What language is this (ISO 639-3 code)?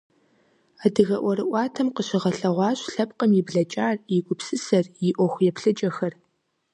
kbd